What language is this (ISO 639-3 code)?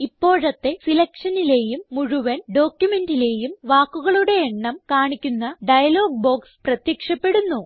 mal